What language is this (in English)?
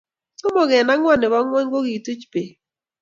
Kalenjin